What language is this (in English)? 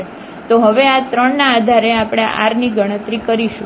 Gujarati